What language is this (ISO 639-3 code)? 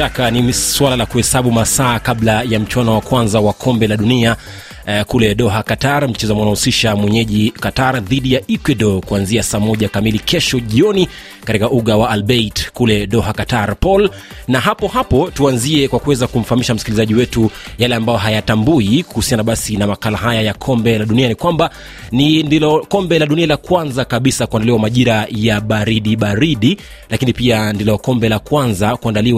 swa